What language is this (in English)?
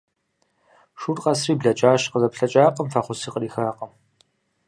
Kabardian